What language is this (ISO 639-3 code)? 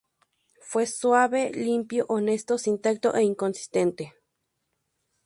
spa